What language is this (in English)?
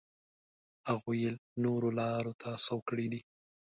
Pashto